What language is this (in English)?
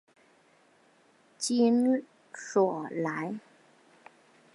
Chinese